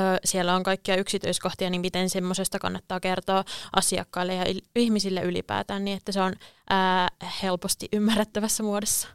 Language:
Finnish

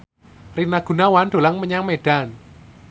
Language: Javanese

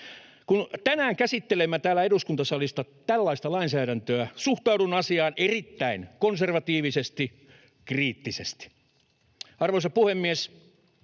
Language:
Finnish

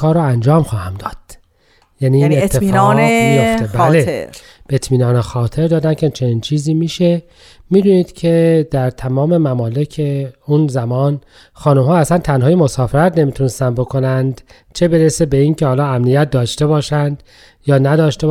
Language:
Persian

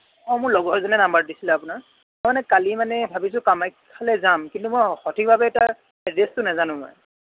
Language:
Assamese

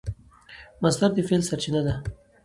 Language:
Pashto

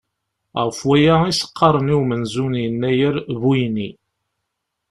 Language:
Kabyle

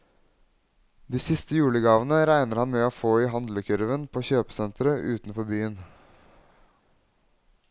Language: Norwegian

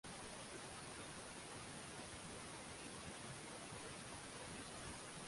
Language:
Swahili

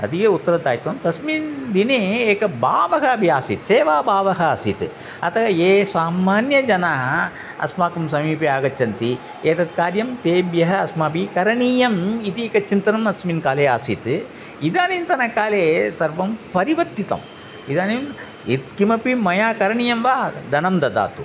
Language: Sanskrit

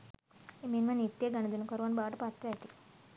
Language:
Sinhala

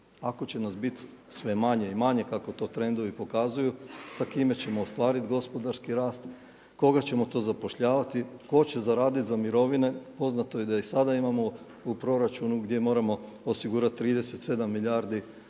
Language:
Croatian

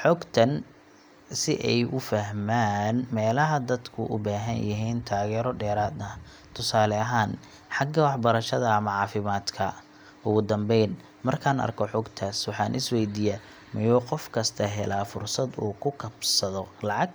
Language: Somali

